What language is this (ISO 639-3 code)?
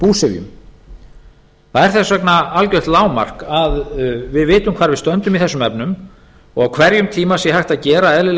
isl